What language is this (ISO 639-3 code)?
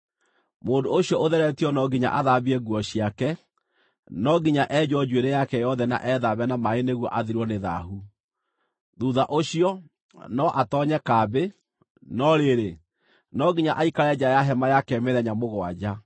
kik